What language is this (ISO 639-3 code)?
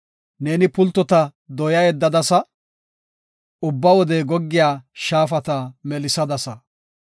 gof